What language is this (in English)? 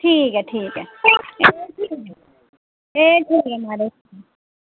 Dogri